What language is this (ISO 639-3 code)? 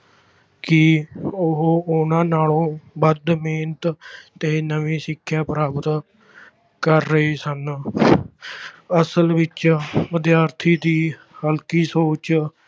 pan